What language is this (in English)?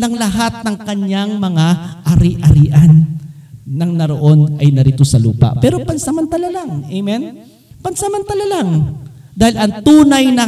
Filipino